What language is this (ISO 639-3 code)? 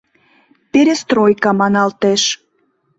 chm